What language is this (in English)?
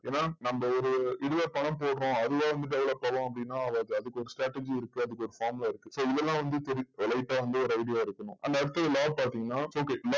Tamil